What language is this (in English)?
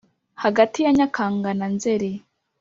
Kinyarwanda